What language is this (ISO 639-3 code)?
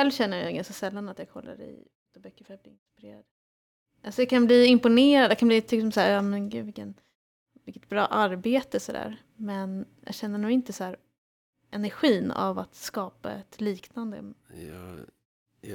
swe